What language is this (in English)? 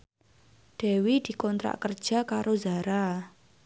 Javanese